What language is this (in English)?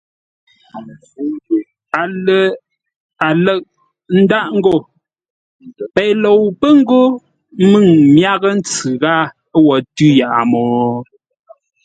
Ngombale